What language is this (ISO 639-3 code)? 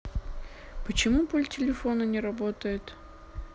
rus